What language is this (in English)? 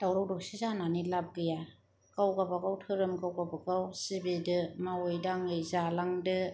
Bodo